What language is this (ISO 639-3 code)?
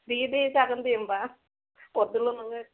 brx